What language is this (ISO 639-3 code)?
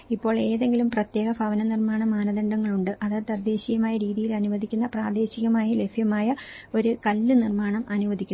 mal